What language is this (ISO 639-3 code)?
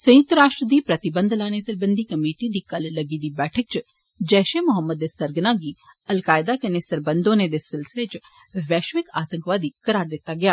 doi